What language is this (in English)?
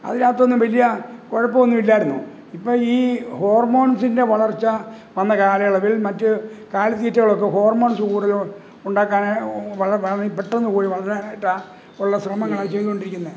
Malayalam